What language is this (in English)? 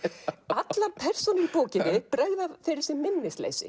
Icelandic